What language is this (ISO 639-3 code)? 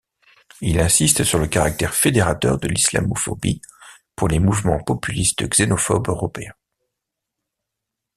fra